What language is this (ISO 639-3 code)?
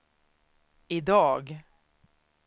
swe